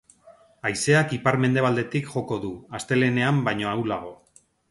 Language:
Basque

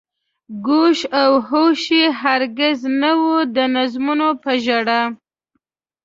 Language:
Pashto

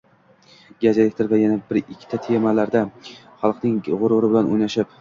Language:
Uzbek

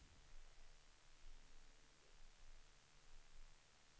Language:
Swedish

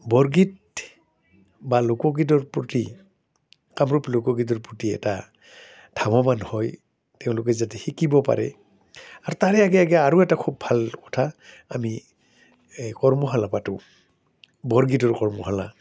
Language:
Assamese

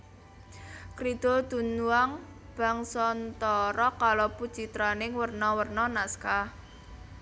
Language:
Javanese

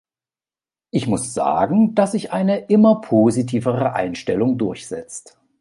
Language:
German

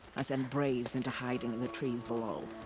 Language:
English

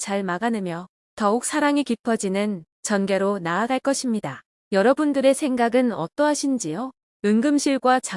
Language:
Korean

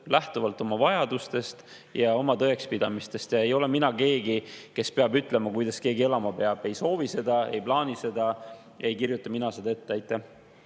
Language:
Estonian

